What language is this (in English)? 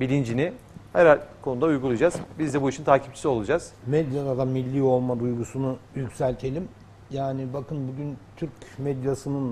Turkish